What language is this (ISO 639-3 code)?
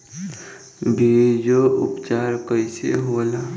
bho